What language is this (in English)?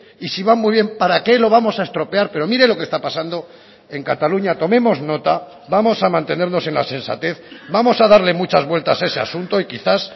Spanish